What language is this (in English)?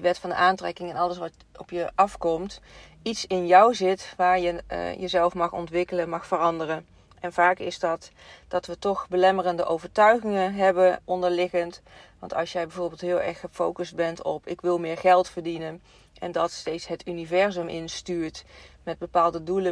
Dutch